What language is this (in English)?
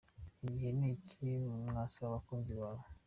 Kinyarwanda